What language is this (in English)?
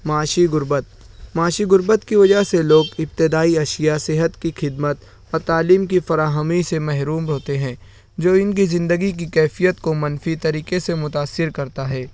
Urdu